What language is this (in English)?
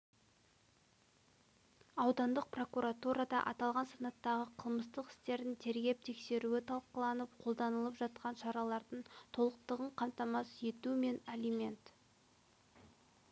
Kazakh